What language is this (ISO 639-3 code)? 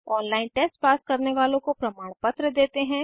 hin